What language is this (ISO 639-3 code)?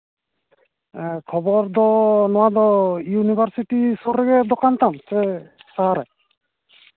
sat